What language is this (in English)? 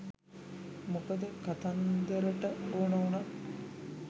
Sinhala